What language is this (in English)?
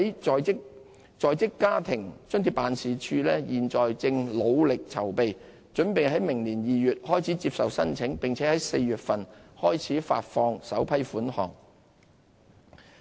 Cantonese